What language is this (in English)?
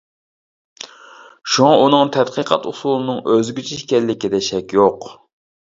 Uyghur